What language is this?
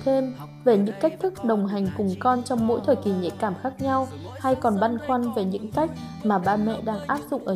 Vietnamese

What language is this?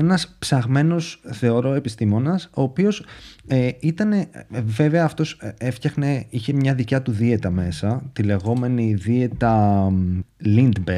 Greek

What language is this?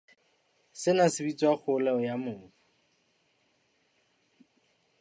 Southern Sotho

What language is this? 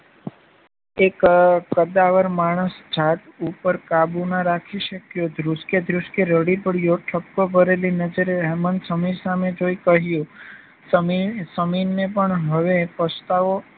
Gujarati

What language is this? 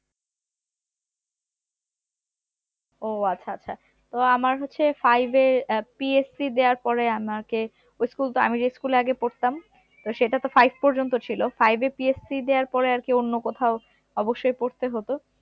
Bangla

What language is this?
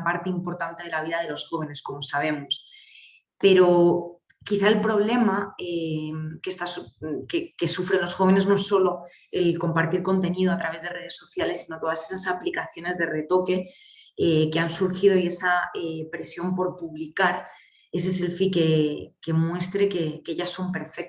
Spanish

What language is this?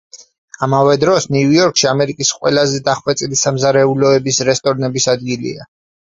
Georgian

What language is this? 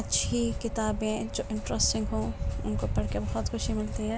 Urdu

